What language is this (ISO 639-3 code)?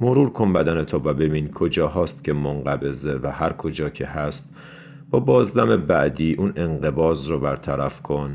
fas